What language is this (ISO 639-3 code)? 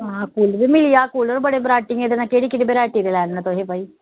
doi